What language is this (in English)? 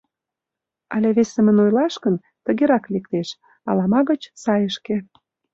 Mari